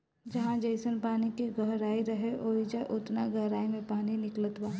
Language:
Bhojpuri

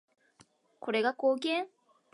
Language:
Japanese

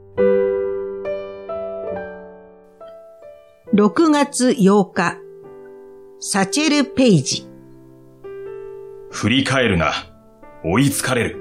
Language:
Japanese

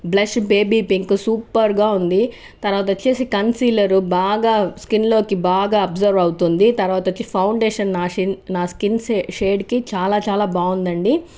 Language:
Telugu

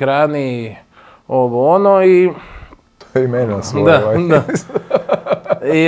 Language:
Croatian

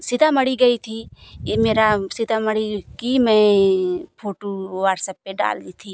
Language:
Hindi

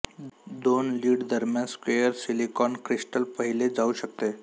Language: Marathi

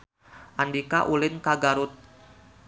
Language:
Sundanese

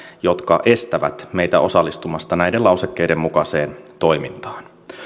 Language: Finnish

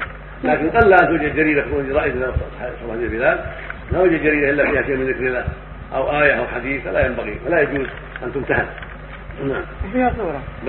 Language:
Arabic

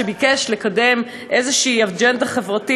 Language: Hebrew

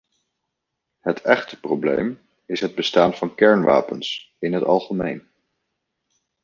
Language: Dutch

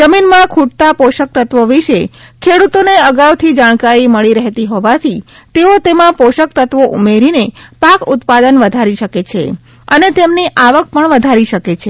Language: Gujarati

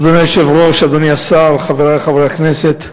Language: Hebrew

